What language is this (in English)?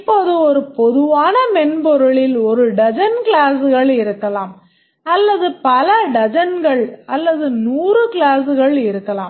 Tamil